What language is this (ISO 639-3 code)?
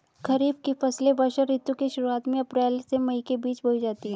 hin